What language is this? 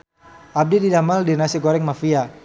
Sundanese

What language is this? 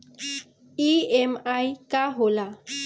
Bhojpuri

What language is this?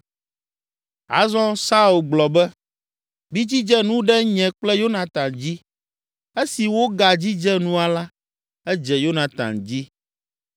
Ewe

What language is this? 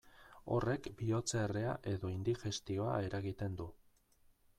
Basque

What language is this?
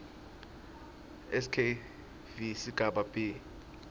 Swati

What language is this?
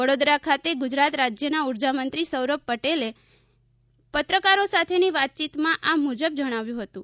Gujarati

